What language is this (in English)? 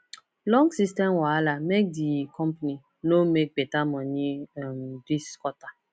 Nigerian Pidgin